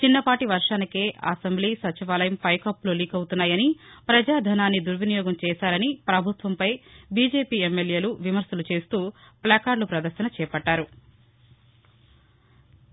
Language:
Telugu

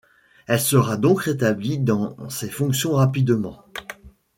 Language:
French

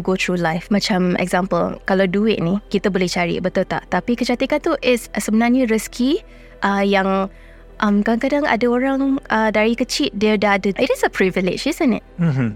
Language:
Malay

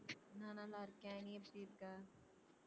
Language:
Tamil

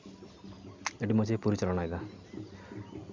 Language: Santali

